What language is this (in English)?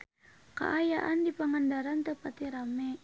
Sundanese